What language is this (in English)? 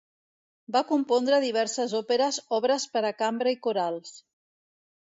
Catalan